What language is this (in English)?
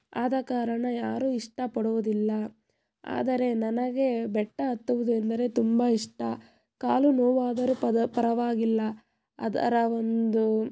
Kannada